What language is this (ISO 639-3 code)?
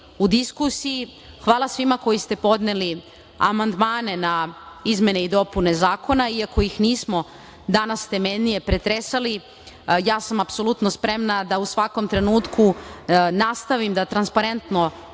srp